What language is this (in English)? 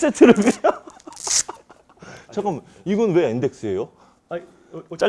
Korean